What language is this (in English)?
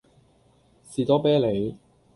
Cantonese